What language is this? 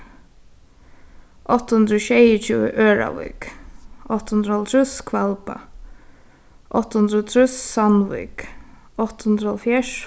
Faroese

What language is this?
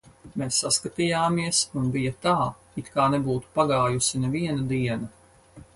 Latvian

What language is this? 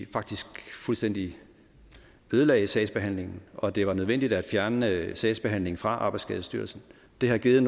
Danish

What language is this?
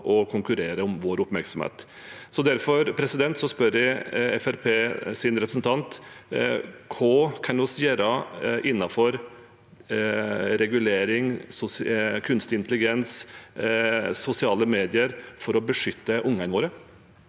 Norwegian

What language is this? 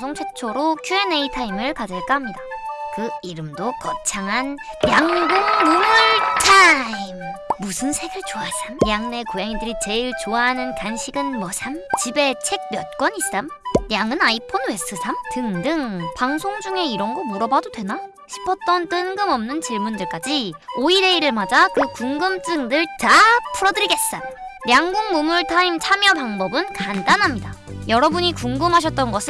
Korean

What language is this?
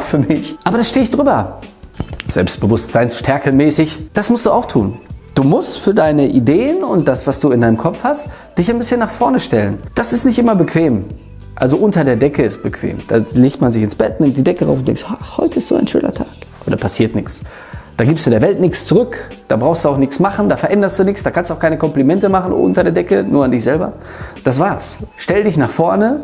German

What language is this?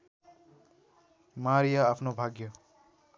Nepali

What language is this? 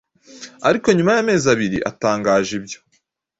Kinyarwanda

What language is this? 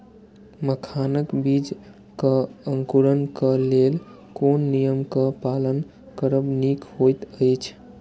Maithili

